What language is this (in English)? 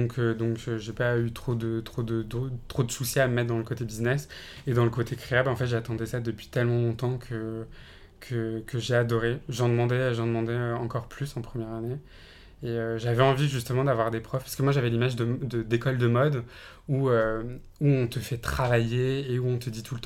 French